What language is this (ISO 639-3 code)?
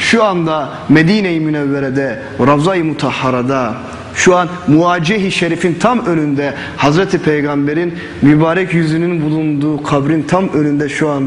tur